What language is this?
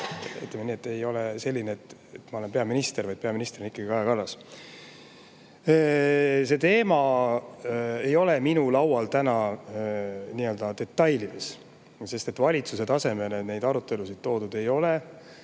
Estonian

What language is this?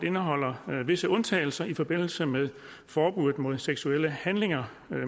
Danish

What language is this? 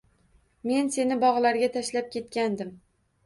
Uzbek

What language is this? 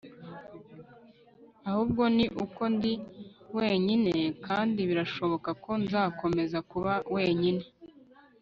Kinyarwanda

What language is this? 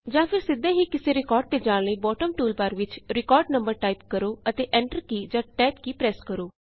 Punjabi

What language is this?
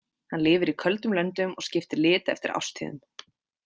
Icelandic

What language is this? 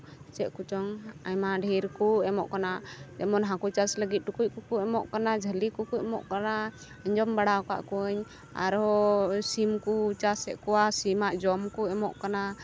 Santali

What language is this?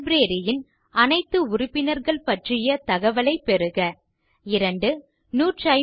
Tamil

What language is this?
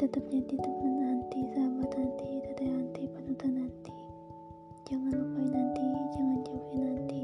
Indonesian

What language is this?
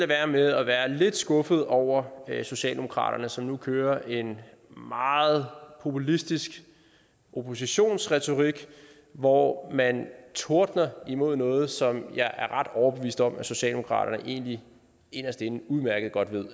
Danish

